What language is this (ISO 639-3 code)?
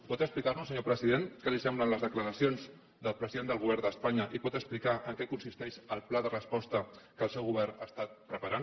cat